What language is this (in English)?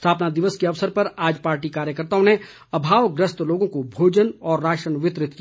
Hindi